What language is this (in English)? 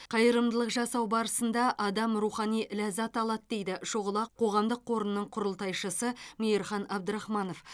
Kazakh